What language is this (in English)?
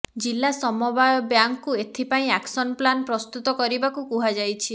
Odia